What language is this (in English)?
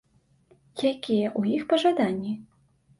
Belarusian